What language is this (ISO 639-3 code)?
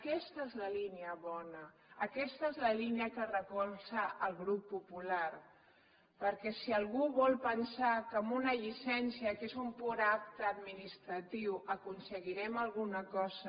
cat